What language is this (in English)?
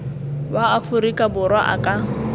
Tswana